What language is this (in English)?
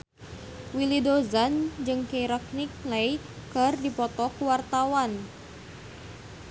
Sundanese